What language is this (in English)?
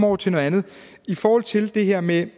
Danish